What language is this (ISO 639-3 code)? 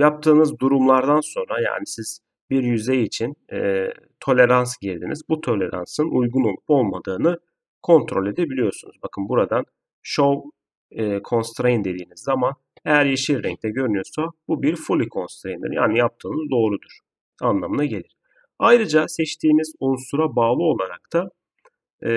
tur